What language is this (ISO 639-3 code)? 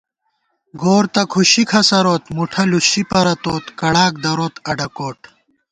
gwt